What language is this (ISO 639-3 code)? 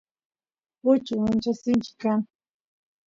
qus